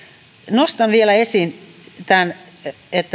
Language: Finnish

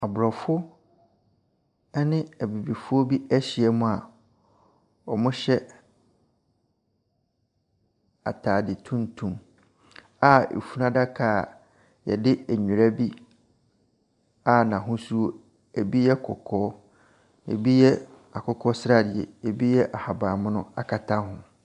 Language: Akan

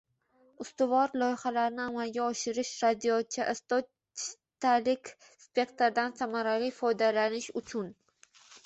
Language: Uzbek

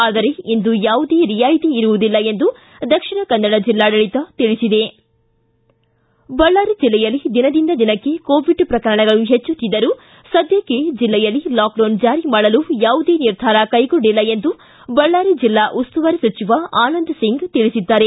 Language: Kannada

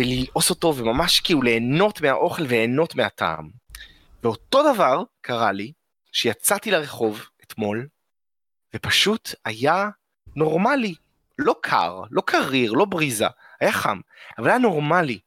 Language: Hebrew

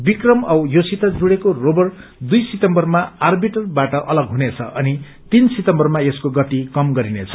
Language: Nepali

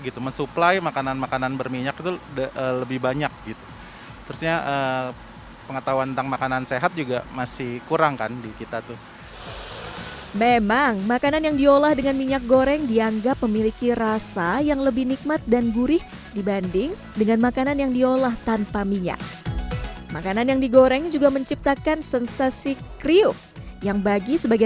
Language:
Indonesian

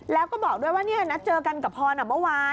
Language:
Thai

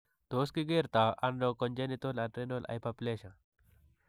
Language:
Kalenjin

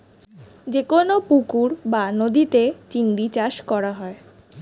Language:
Bangla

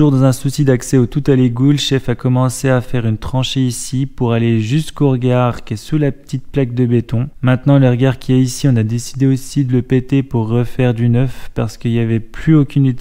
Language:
French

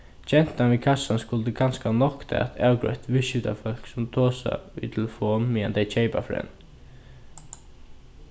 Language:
Faroese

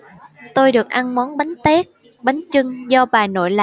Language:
Vietnamese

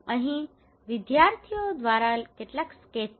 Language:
Gujarati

